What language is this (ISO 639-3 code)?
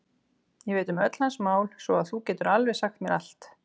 isl